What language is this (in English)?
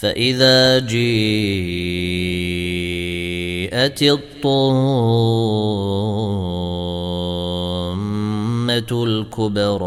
Arabic